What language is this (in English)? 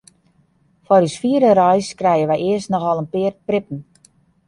Western Frisian